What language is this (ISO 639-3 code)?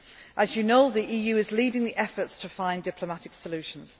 eng